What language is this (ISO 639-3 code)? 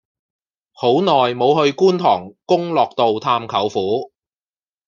yue